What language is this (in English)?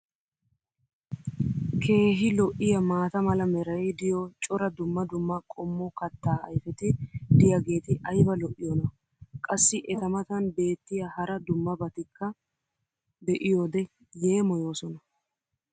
Wolaytta